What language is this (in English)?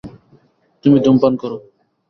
Bangla